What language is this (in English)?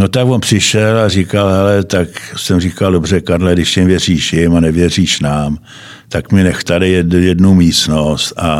Czech